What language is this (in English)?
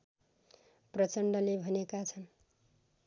Nepali